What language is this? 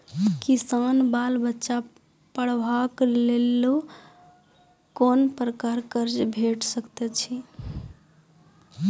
Maithili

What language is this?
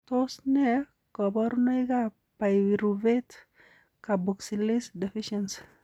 Kalenjin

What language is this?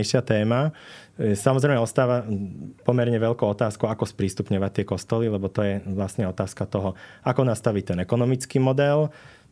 Slovak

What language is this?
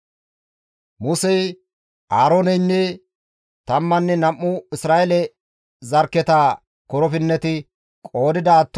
Gamo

